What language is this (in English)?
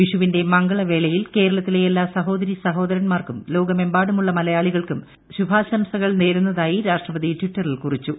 Malayalam